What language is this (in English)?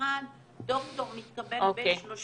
Hebrew